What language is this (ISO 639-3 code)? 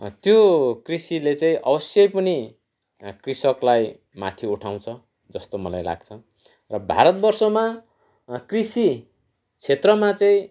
nep